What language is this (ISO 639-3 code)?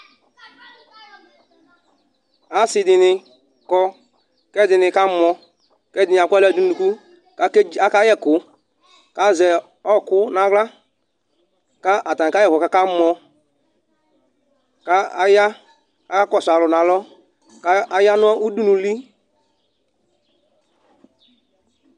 kpo